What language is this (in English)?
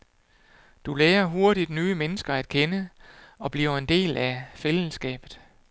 Danish